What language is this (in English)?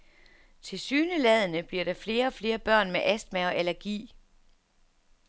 Danish